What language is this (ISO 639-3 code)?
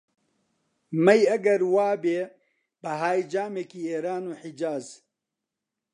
ckb